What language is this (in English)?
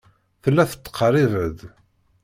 Kabyle